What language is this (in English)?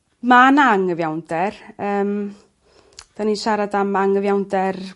Welsh